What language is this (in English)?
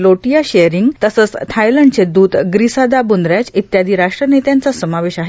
Marathi